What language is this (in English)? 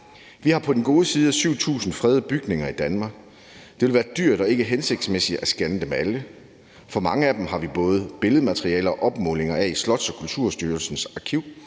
Danish